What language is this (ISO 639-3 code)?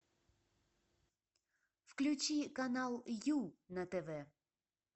rus